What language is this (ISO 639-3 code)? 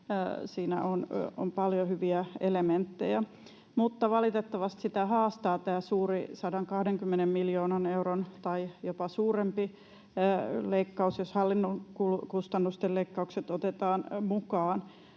fin